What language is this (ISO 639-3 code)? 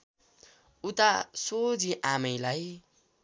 nep